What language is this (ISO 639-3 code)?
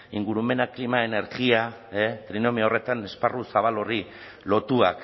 eus